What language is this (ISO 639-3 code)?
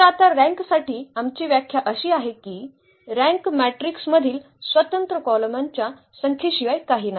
mar